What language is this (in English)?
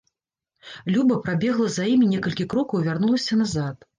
Belarusian